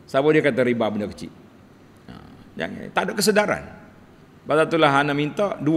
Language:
Malay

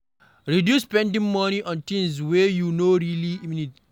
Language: Nigerian Pidgin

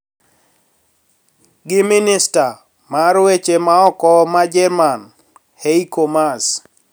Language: Luo (Kenya and Tanzania)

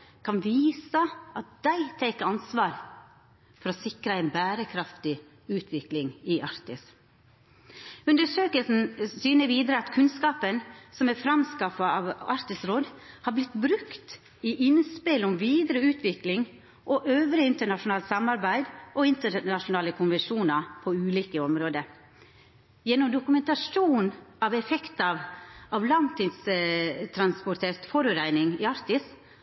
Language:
Norwegian Nynorsk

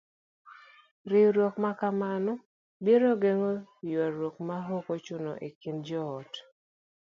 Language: Luo (Kenya and Tanzania)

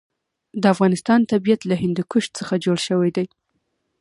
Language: Pashto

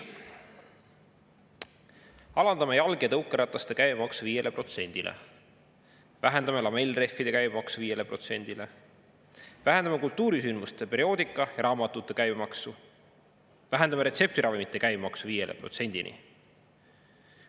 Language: Estonian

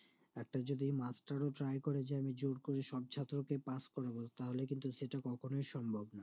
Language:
Bangla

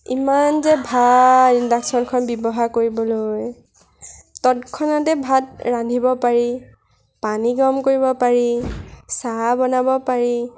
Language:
Assamese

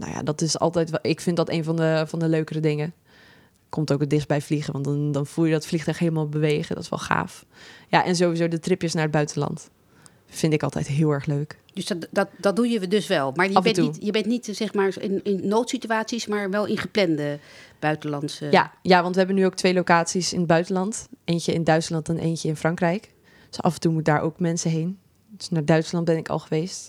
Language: Dutch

